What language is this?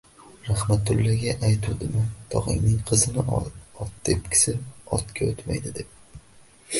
Uzbek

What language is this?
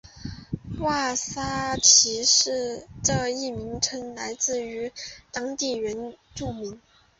Chinese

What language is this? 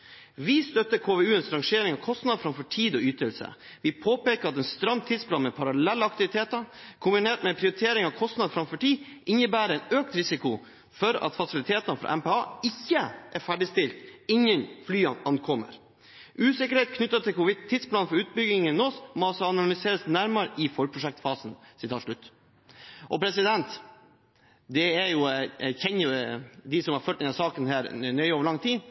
Norwegian Bokmål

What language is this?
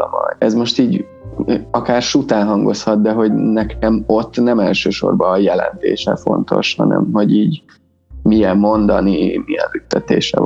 Hungarian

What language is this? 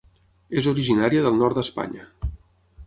Catalan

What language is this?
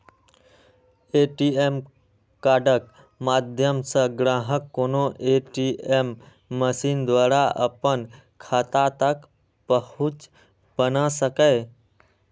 Maithili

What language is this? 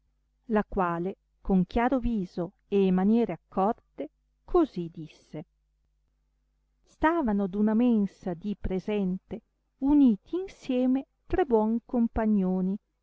Italian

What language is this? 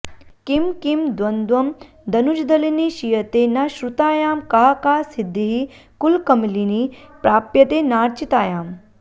Sanskrit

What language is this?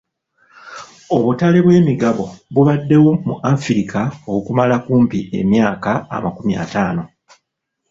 Ganda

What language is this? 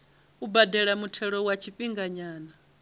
Venda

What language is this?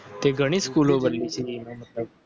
Gujarati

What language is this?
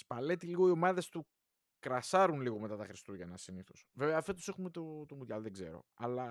Greek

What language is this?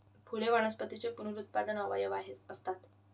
Marathi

